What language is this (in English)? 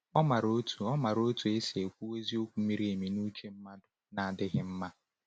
Igbo